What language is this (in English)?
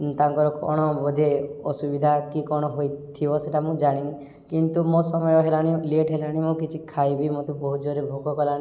Odia